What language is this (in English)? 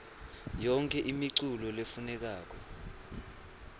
Swati